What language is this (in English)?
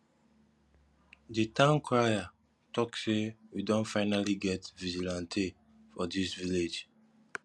Nigerian Pidgin